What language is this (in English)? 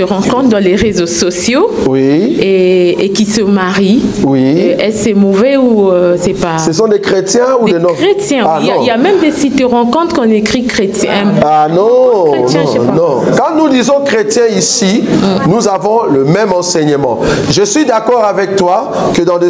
French